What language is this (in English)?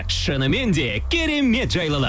Kazakh